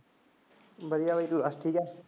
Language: Punjabi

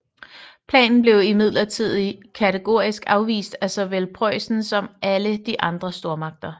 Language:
Danish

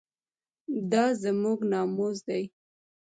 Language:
Pashto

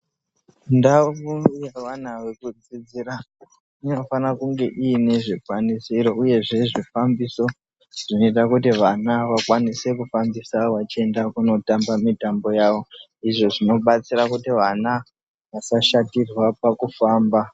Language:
Ndau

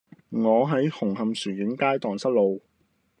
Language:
Cantonese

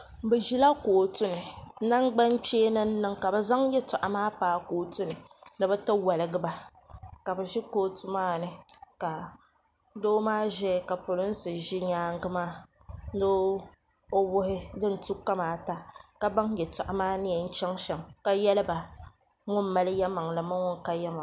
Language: Dagbani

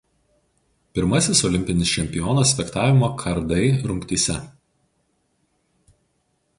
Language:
Lithuanian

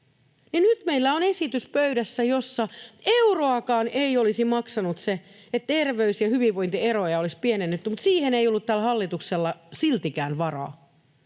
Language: Finnish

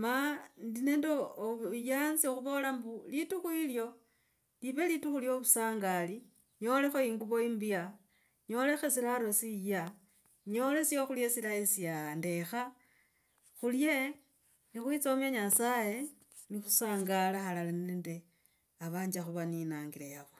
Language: Logooli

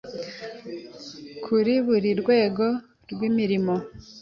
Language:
Kinyarwanda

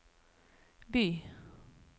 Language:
Norwegian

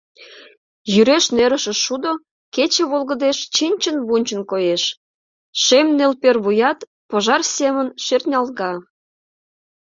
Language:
Mari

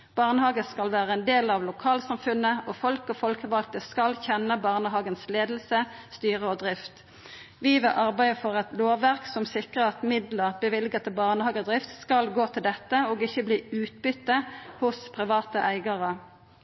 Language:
Norwegian Nynorsk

